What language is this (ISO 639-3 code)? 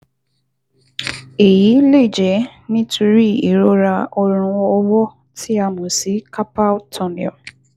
yor